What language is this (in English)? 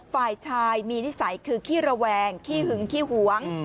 Thai